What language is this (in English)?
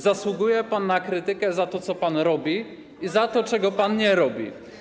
Polish